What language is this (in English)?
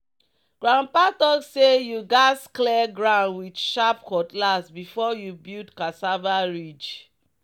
Nigerian Pidgin